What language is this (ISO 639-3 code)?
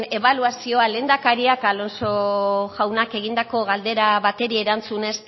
eus